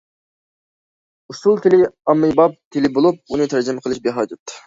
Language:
Uyghur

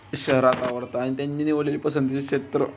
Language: Marathi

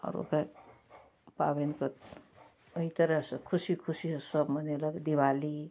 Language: Maithili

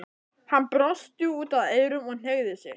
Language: Icelandic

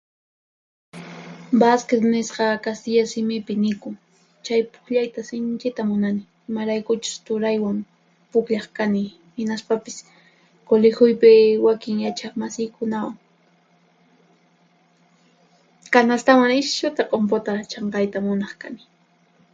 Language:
Puno Quechua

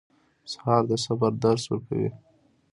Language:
Pashto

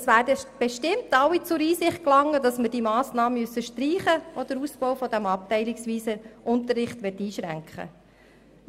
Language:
Swiss German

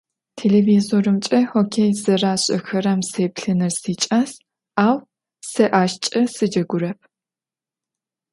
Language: Adyghe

